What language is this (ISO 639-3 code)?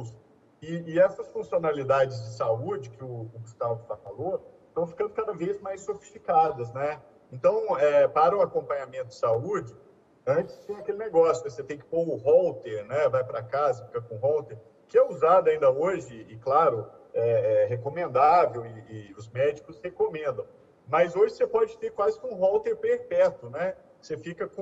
por